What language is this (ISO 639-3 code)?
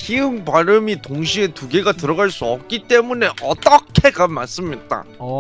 kor